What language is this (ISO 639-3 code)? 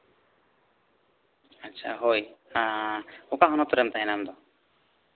sat